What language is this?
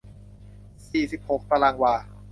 Thai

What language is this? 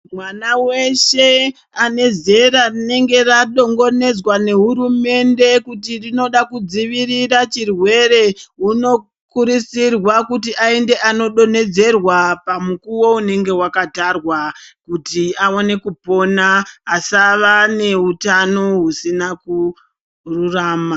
Ndau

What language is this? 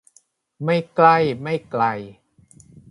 Thai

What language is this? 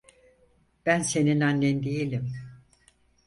Turkish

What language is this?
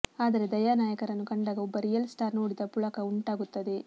Kannada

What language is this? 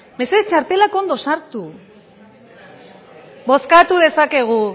Basque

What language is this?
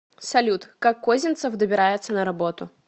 Russian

